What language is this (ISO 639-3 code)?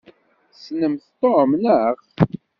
kab